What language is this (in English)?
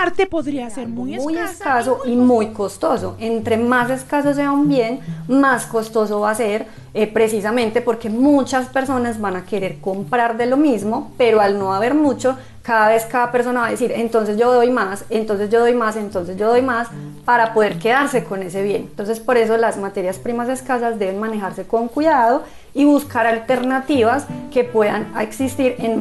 Spanish